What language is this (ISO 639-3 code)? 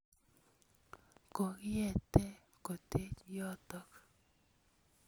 kln